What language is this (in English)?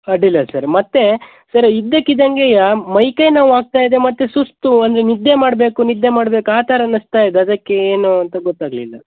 Kannada